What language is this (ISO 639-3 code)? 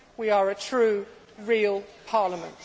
eng